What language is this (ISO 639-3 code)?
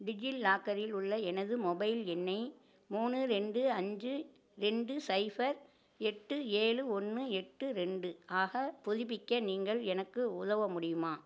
tam